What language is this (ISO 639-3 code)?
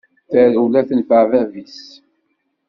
kab